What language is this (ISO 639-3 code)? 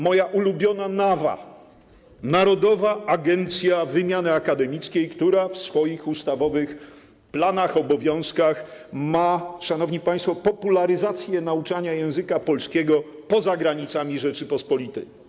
pol